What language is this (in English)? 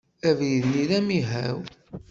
Kabyle